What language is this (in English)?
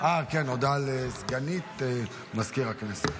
Hebrew